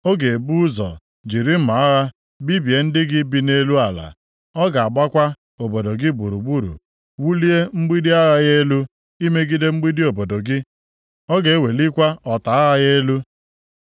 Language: Igbo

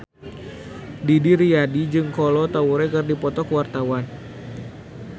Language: Sundanese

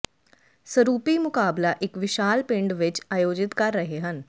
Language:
Punjabi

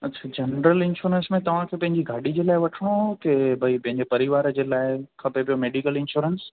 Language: Sindhi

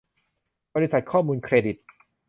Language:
Thai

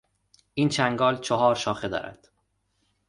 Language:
Persian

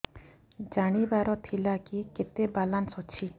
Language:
Odia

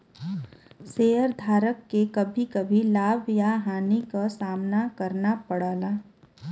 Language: Bhojpuri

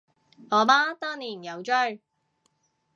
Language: Cantonese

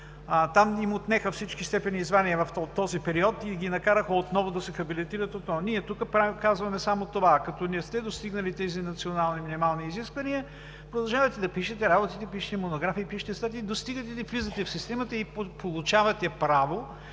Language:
Bulgarian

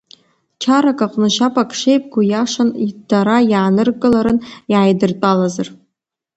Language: Abkhazian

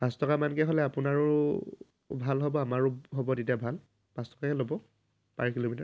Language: Assamese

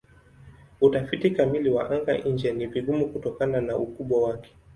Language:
Swahili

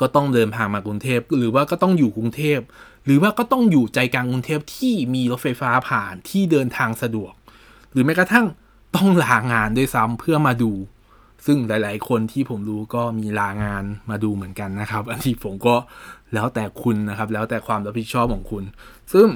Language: Thai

